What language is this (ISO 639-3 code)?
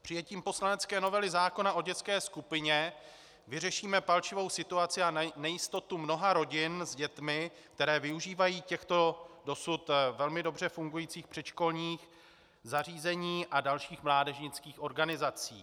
ces